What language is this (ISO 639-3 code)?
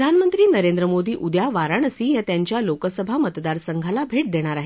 mar